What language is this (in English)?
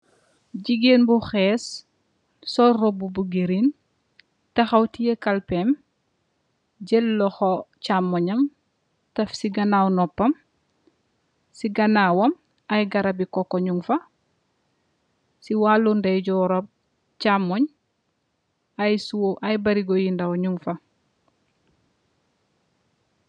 Wolof